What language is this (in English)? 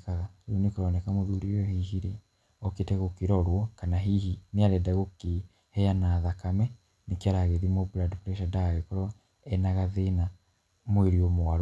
Kikuyu